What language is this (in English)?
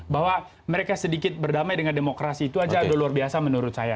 Indonesian